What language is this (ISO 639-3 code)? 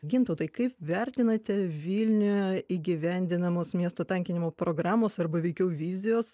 lit